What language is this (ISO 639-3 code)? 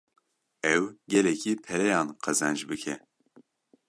kur